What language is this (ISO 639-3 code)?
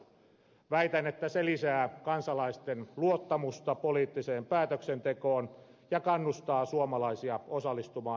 fin